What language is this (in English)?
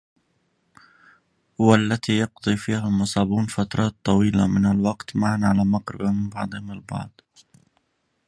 Arabic